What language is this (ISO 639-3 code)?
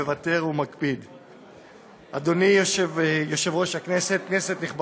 heb